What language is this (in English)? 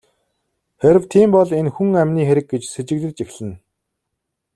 Mongolian